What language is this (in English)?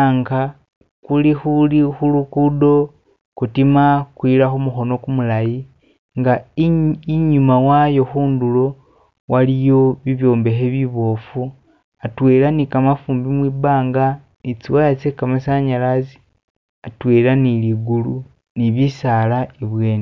Masaaba